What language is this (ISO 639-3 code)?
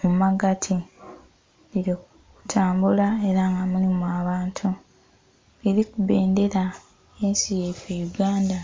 xog